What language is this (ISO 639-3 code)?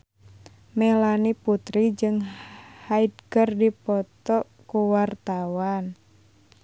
sun